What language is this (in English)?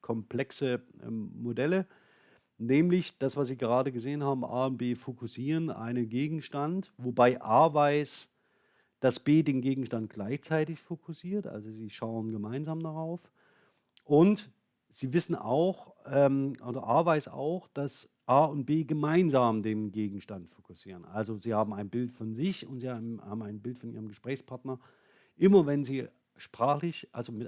German